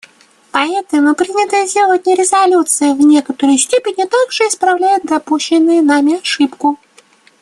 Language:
Russian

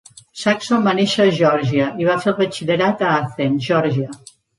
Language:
Catalan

